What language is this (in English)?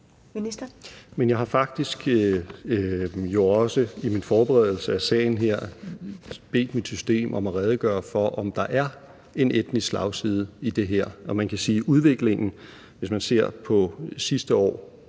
Danish